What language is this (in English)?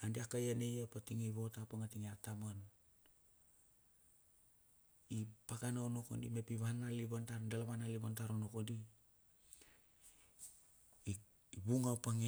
Bilur